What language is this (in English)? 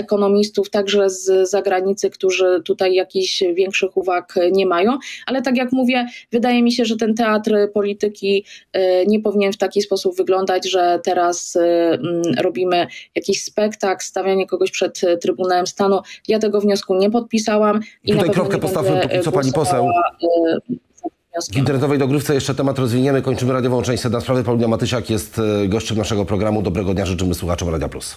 Polish